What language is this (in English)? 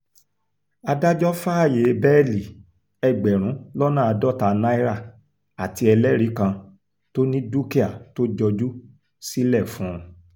Yoruba